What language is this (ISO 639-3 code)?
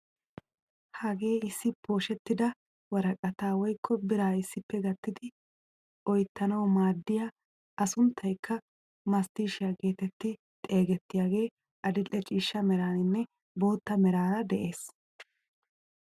wal